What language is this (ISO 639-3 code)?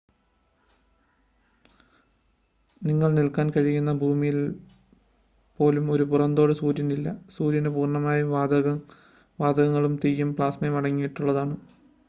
mal